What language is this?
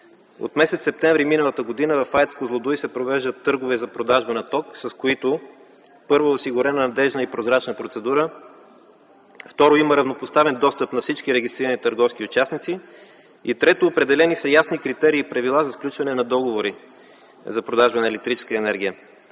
Bulgarian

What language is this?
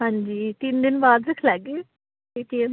Dogri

